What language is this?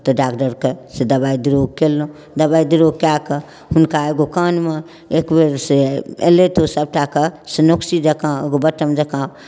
Maithili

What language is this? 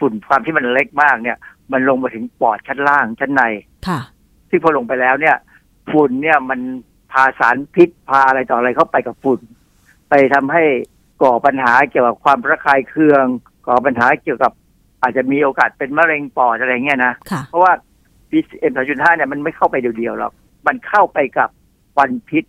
Thai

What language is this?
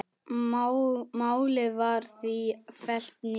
Icelandic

